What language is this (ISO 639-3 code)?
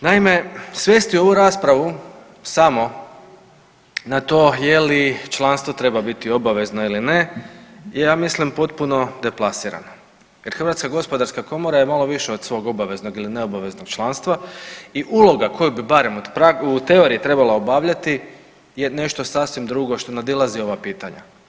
hrv